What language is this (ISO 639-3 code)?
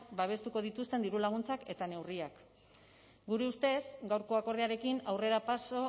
eus